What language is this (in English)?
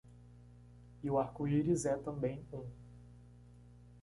Portuguese